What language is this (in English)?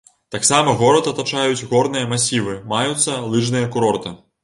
Belarusian